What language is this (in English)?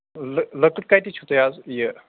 Kashmiri